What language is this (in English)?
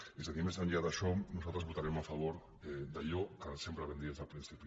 Catalan